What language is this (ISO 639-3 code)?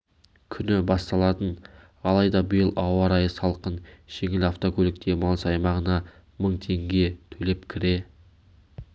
kaz